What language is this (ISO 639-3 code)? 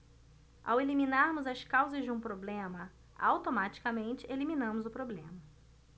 por